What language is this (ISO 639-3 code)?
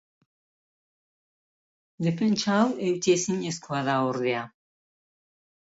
eus